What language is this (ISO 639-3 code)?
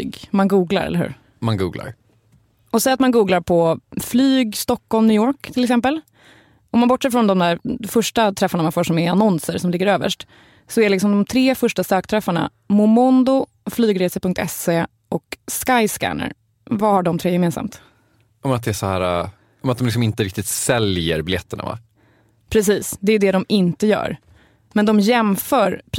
swe